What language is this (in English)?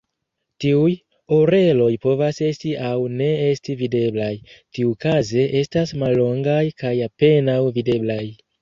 Esperanto